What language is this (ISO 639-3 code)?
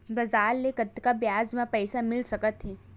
hne